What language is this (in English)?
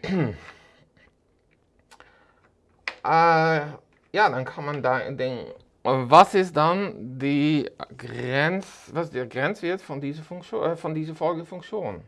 German